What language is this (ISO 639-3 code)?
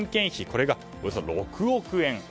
jpn